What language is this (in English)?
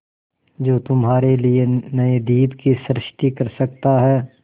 Hindi